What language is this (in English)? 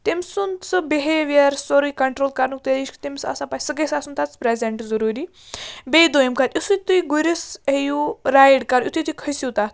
Kashmiri